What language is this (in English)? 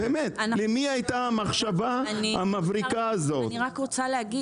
Hebrew